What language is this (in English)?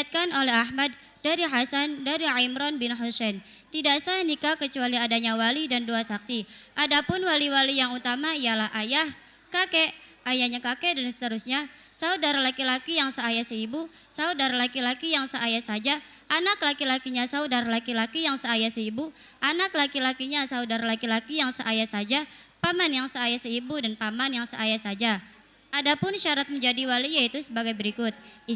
Indonesian